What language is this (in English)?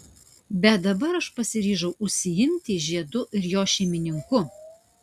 Lithuanian